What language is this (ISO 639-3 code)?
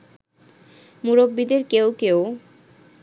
ben